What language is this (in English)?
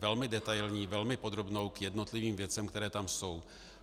Czech